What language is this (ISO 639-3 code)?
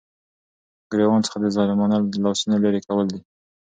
pus